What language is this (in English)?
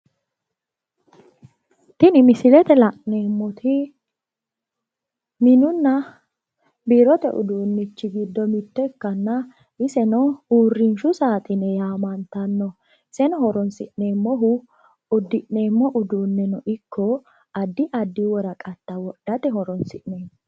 Sidamo